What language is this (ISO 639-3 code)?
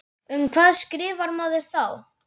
isl